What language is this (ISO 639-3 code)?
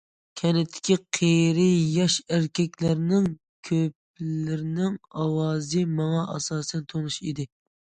uig